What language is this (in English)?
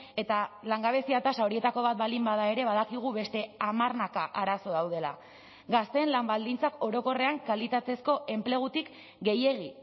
Basque